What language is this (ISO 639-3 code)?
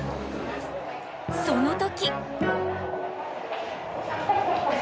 jpn